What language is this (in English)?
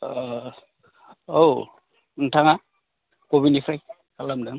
Bodo